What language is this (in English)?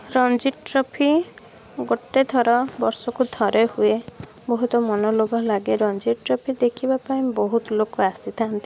Odia